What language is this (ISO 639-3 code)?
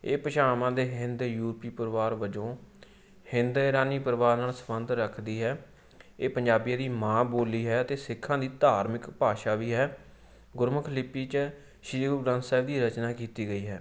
pan